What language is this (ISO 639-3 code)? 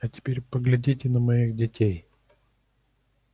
rus